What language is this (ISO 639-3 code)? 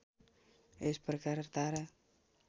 nep